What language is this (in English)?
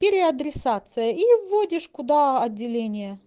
Russian